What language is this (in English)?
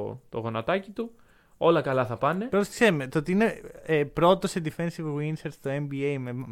Greek